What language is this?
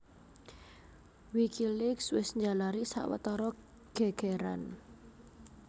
Javanese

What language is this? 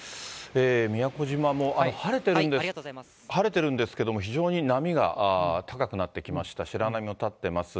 Japanese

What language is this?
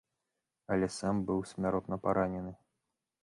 Belarusian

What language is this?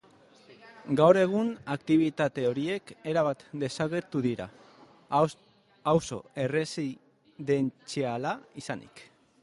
Basque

